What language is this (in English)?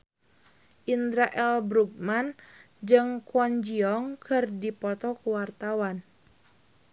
Sundanese